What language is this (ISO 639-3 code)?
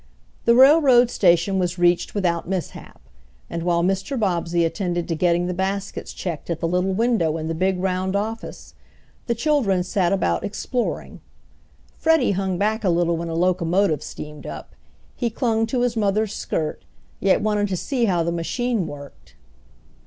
eng